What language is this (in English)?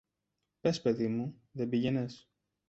Greek